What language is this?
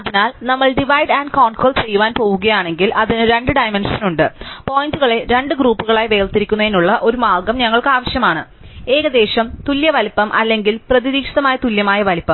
Malayalam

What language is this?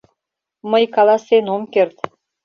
Mari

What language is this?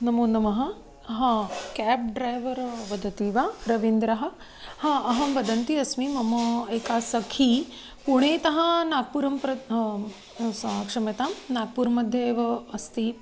Sanskrit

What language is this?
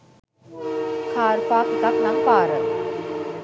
Sinhala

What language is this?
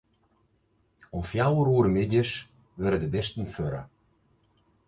Western Frisian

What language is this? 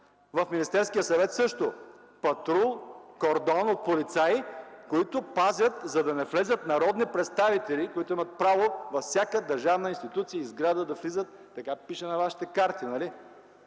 Bulgarian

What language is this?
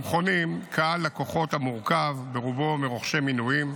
Hebrew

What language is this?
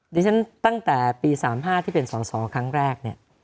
Thai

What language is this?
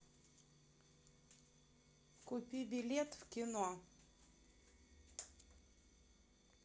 Russian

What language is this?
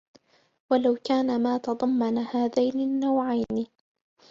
Arabic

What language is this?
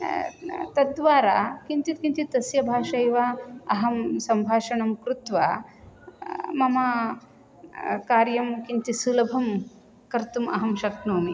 Sanskrit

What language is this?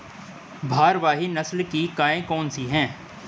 Hindi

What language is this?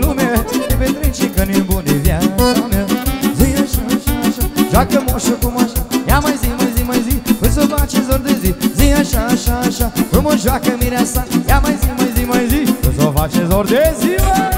Romanian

